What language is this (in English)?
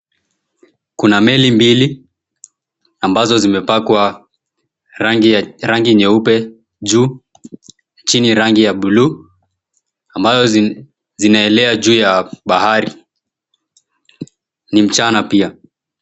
Swahili